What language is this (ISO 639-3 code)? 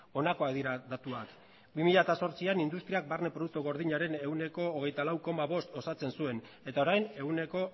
eus